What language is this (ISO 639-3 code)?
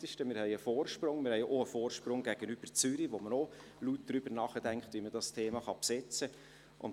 gsw